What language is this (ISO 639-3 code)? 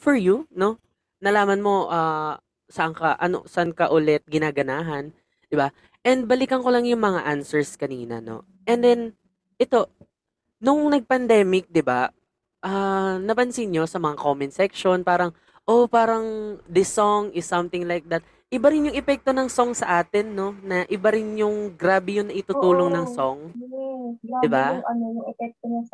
fil